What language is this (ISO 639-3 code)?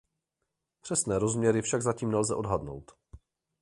ces